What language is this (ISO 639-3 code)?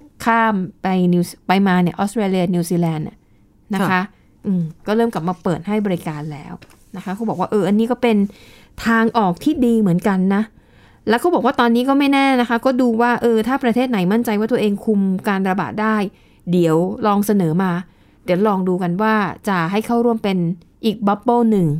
tha